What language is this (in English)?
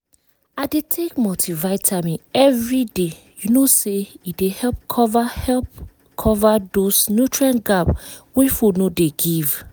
Nigerian Pidgin